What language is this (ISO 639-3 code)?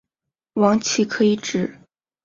zho